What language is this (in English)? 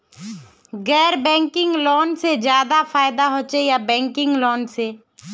Magahi